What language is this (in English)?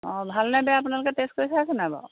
Assamese